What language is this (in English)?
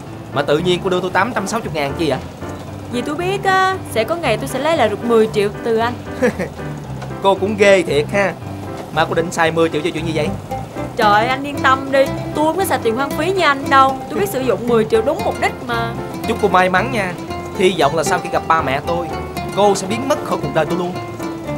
Vietnamese